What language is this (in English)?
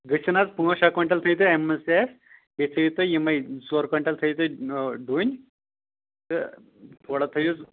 Kashmiri